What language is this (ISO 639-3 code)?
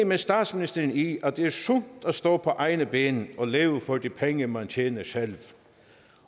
dan